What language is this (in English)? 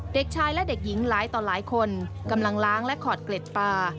Thai